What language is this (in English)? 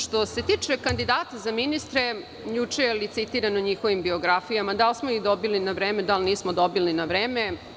Serbian